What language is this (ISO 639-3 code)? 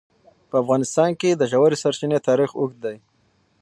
pus